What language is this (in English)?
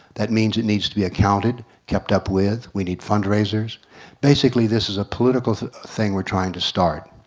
English